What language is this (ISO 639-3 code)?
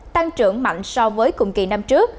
vie